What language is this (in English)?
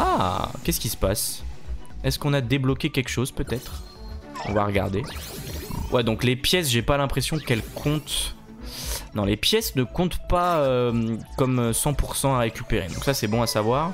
French